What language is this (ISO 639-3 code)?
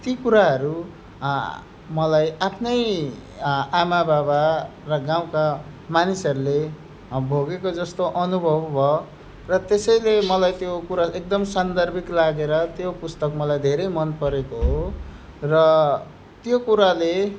nep